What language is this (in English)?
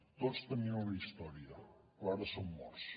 Catalan